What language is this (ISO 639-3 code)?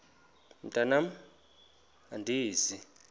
xho